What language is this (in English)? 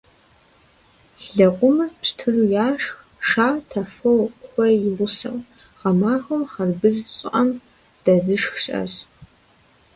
Kabardian